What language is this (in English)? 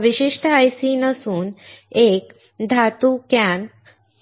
Marathi